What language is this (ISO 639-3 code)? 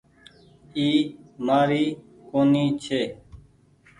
gig